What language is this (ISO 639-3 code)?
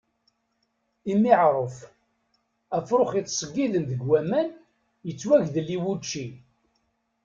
kab